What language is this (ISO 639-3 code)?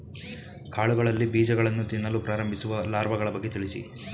kan